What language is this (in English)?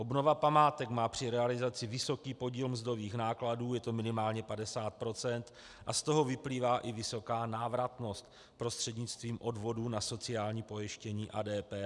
Czech